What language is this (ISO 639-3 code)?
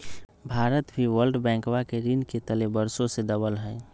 mag